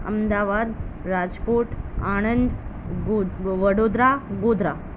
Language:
Gujarati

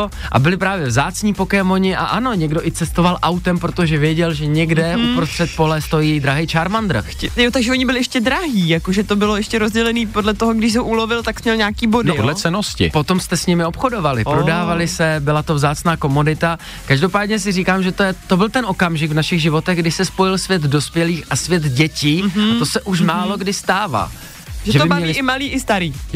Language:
Czech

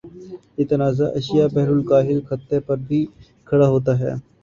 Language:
Urdu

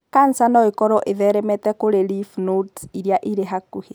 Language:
Kikuyu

